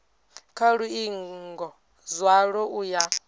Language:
Venda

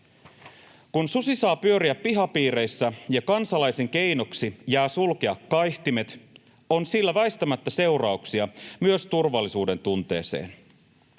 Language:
Finnish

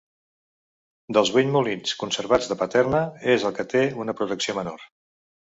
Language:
Catalan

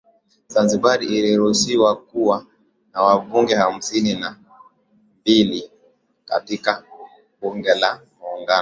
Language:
Swahili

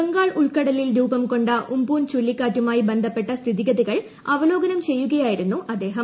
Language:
Malayalam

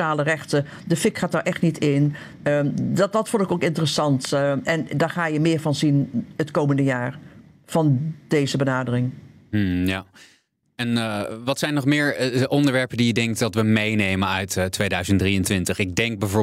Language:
Dutch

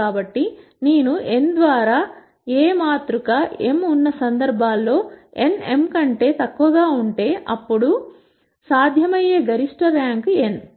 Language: Telugu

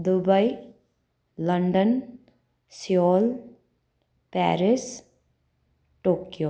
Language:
Nepali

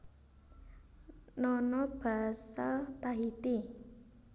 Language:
Javanese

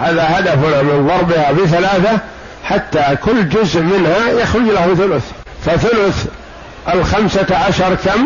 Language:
Arabic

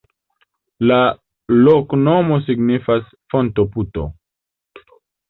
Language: Esperanto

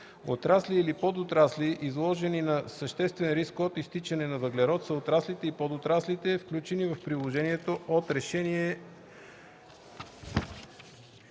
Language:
Bulgarian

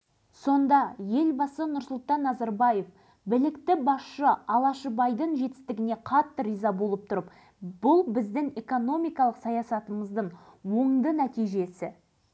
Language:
Kazakh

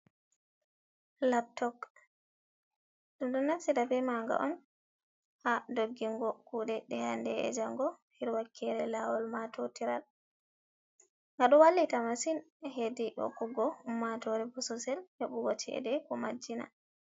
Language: Fula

